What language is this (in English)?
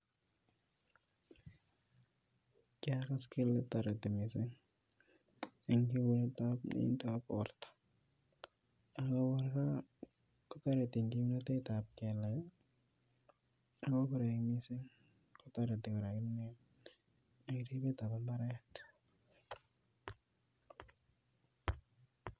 Kalenjin